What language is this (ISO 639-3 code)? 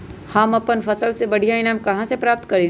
mag